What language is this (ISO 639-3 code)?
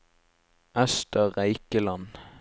nor